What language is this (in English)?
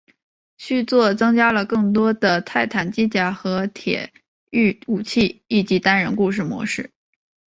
Chinese